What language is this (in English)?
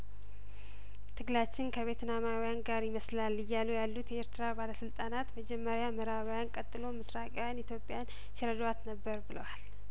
Amharic